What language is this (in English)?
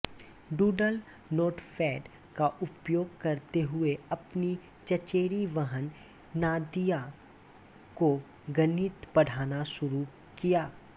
Hindi